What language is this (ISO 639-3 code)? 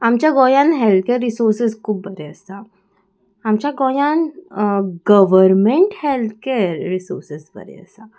kok